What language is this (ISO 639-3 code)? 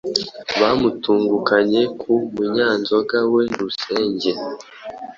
kin